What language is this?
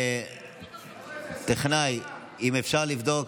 Hebrew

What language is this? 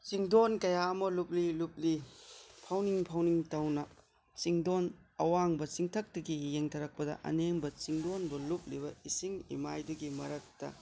Manipuri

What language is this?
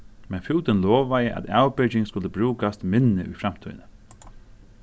Faroese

